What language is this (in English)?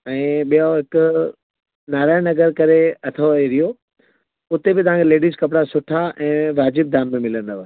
Sindhi